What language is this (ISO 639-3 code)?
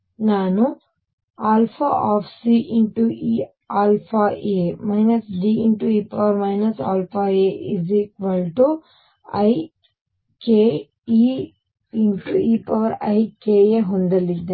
kan